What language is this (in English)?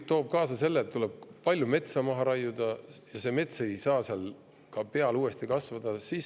Estonian